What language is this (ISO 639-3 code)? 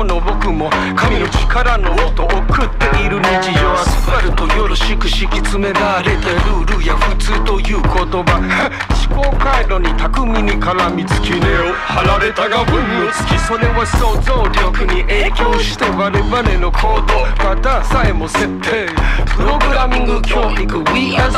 jpn